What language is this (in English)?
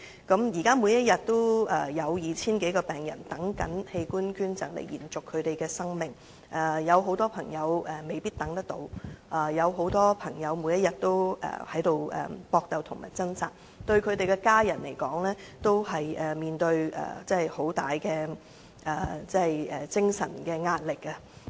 Cantonese